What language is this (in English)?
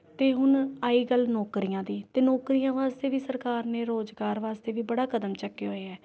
Punjabi